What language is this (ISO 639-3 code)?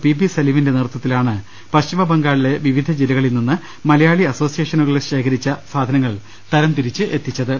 mal